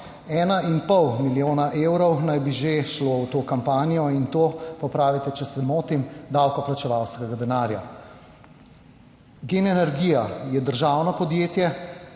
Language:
Slovenian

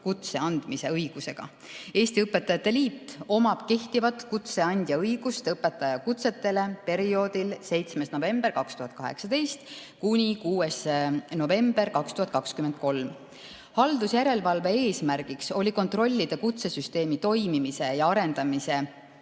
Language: Estonian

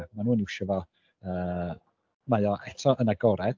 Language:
Welsh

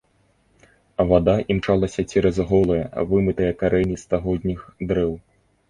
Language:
Belarusian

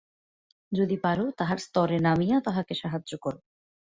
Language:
Bangla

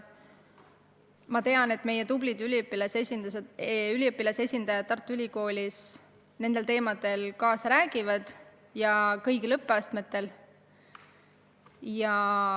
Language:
Estonian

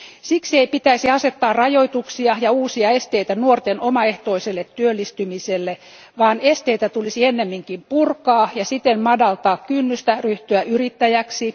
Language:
Finnish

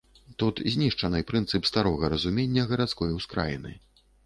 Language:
Belarusian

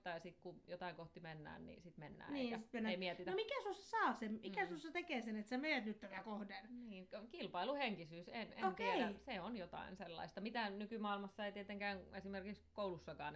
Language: Finnish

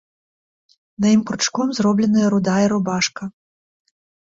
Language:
Belarusian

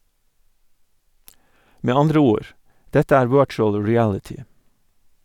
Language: Norwegian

